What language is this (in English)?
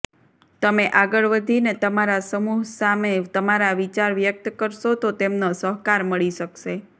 Gujarati